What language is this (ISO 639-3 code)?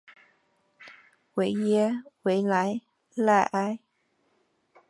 zho